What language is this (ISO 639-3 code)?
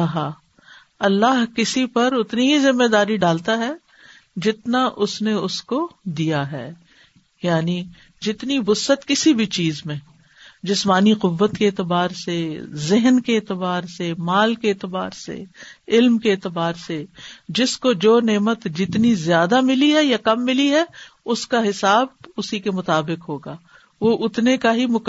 urd